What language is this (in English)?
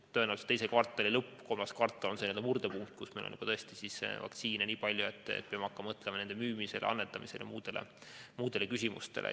Estonian